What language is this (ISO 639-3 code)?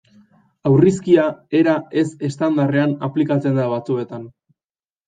eus